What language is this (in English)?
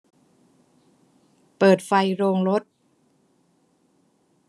Thai